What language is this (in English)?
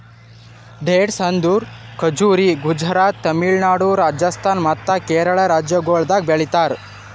Kannada